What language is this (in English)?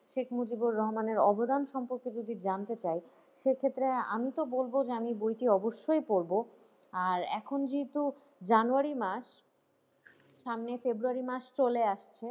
Bangla